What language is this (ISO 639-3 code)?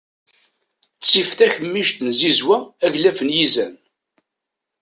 kab